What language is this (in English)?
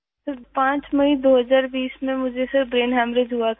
Urdu